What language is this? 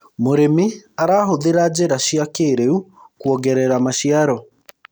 Kikuyu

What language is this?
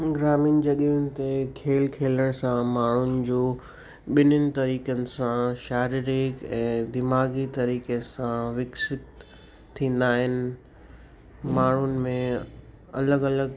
Sindhi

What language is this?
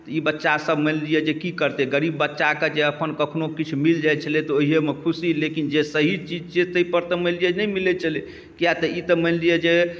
Maithili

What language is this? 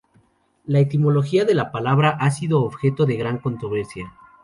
Spanish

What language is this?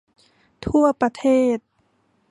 Thai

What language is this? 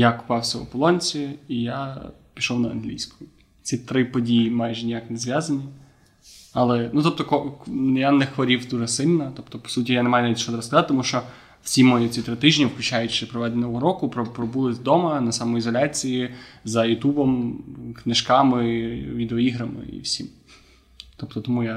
Ukrainian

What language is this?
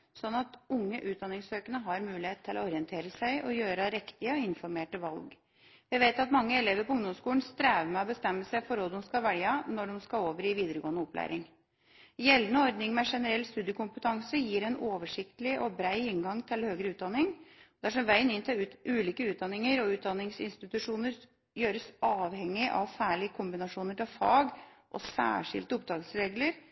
Norwegian Bokmål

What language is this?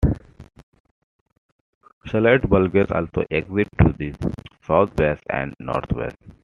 English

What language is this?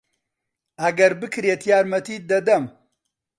Central Kurdish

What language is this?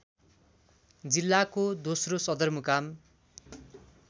Nepali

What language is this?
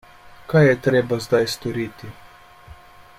Slovenian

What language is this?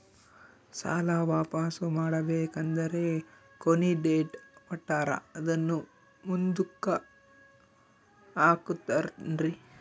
Kannada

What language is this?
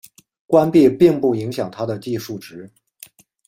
Chinese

